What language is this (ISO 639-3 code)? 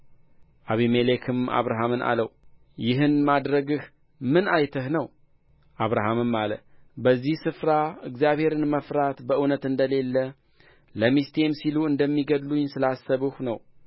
amh